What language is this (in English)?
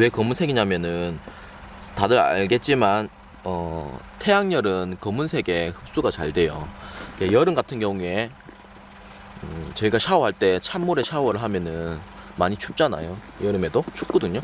Korean